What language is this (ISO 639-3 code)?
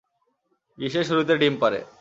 ben